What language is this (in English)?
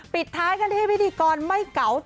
Thai